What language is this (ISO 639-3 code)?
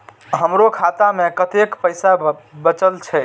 mai